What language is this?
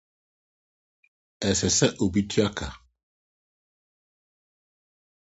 Akan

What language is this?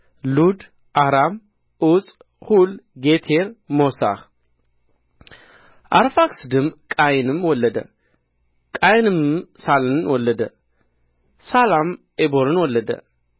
Amharic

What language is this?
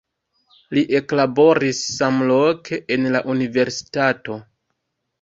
Esperanto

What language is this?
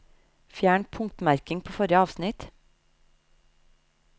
Norwegian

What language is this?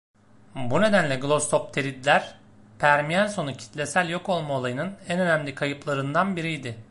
Turkish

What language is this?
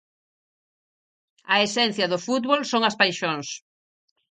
Galician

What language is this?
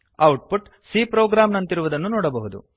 Kannada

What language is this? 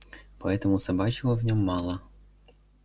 Russian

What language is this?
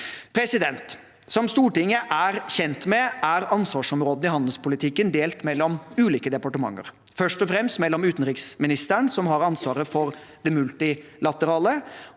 Norwegian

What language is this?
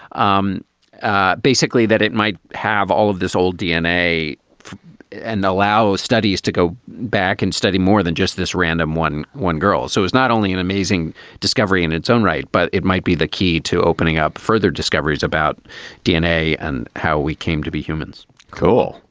English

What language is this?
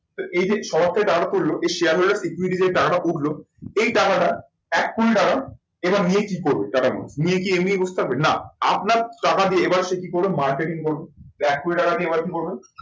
Bangla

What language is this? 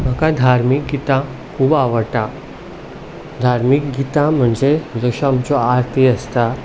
Konkani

